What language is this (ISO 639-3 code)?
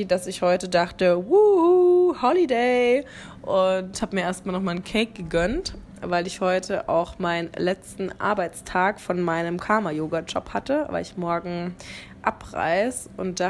deu